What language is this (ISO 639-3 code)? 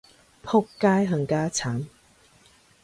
yue